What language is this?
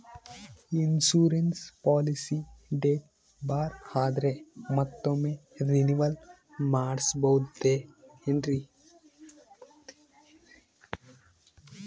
Kannada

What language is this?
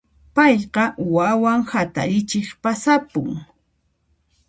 Puno Quechua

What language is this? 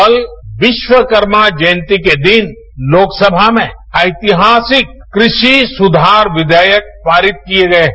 Hindi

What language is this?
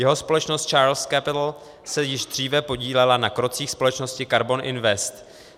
Czech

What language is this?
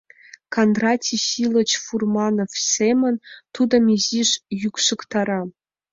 Mari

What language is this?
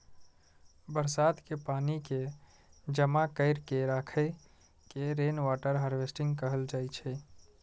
Maithili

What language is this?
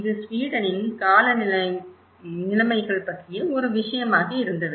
Tamil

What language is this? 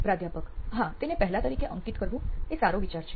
Gujarati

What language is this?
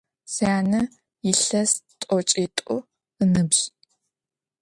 Adyghe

